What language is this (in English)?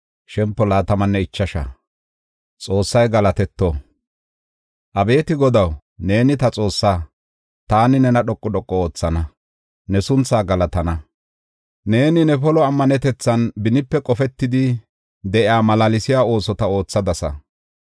Gofa